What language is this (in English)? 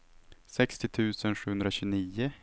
Swedish